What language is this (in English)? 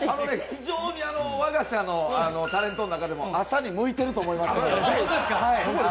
Japanese